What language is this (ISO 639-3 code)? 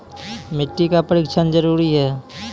mai